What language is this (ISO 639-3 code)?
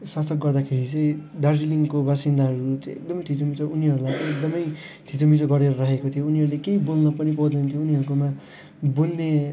nep